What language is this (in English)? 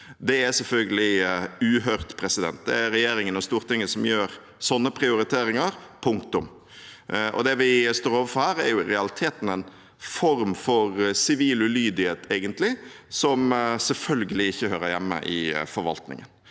Norwegian